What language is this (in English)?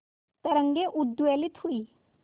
Hindi